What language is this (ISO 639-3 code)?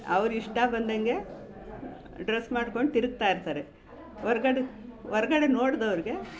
kan